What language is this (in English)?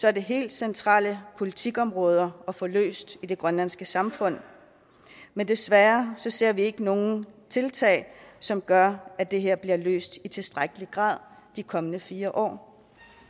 Danish